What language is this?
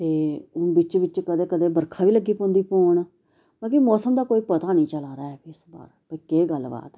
Dogri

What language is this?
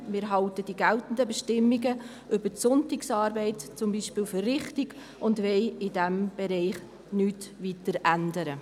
Swiss German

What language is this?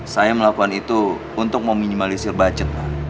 Indonesian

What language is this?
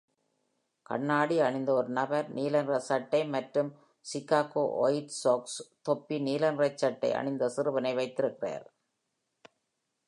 Tamil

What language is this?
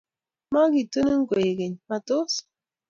Kalenjin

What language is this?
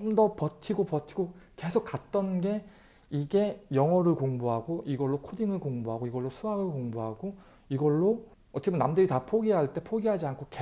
Korean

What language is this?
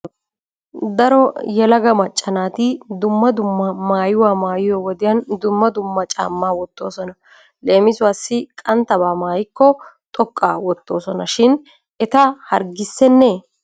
Wolaytta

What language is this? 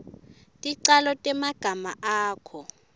Swati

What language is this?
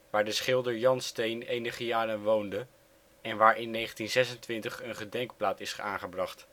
Dutch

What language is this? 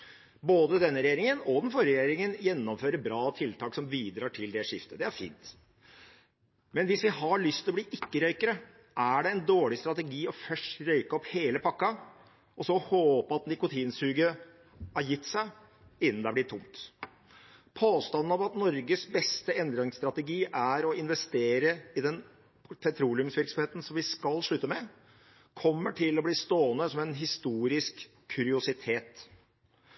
Norwegian Bokmål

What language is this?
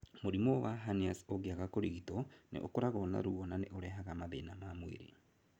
Kikuyu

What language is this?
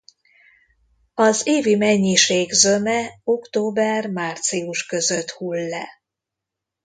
Hungarian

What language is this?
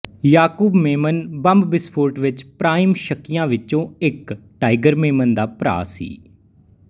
Punjabi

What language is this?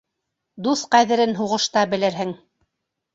Bashkir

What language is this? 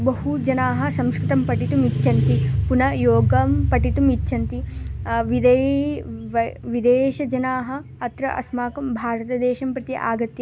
Sanskrit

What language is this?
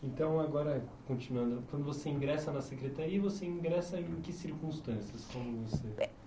Portuguese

